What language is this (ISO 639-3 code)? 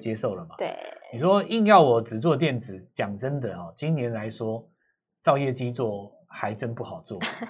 zho